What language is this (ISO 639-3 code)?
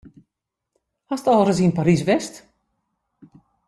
fry